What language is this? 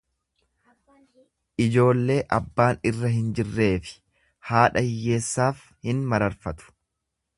Oromo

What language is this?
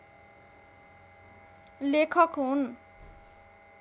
Nepali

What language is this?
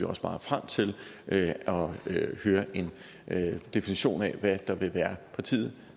Danish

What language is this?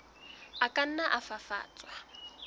Southern Sotho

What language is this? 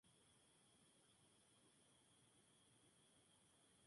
Spanish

